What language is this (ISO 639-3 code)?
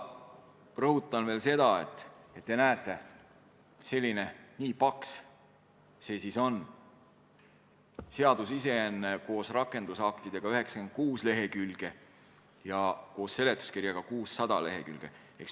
est